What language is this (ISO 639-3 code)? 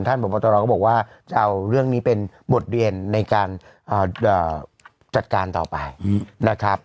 tha